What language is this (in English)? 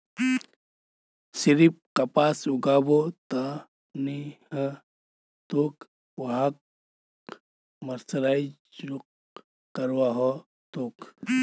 Magahi